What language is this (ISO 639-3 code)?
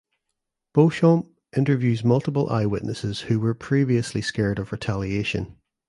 eng